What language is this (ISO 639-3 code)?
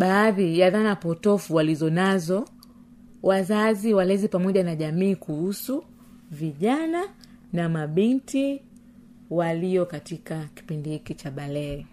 swa